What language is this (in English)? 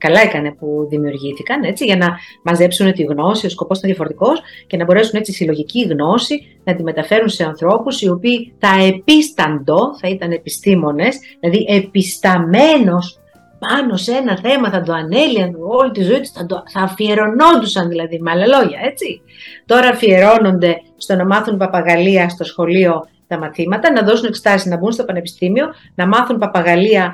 Greek